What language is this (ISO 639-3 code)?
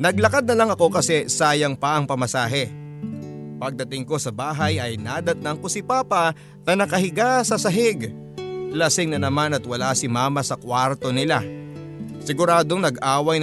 fil